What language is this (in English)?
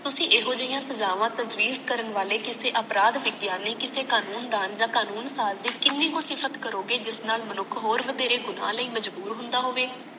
Punjabi